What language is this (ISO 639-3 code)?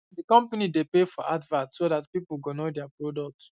pcm